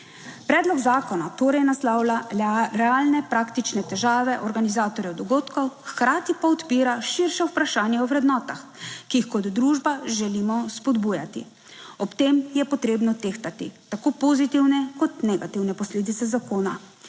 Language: Slovenian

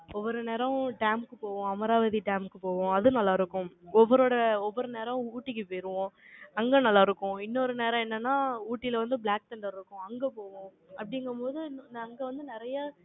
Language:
Tamil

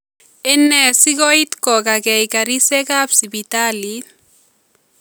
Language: Kalenjin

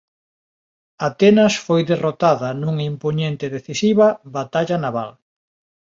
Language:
Galician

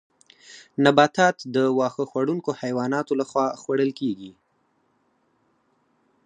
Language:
Pashto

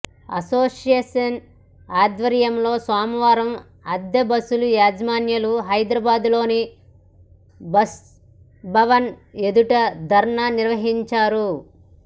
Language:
Telugu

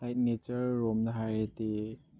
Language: Manipuri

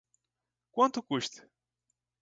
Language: Portuguese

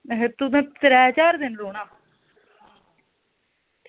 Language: Dogri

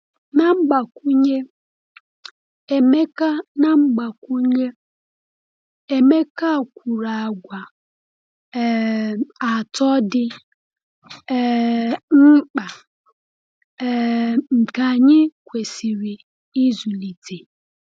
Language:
Igbo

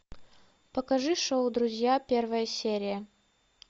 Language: Russian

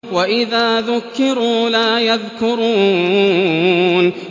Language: Arabic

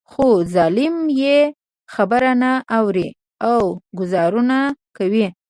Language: Pashto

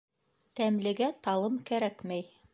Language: Bashkir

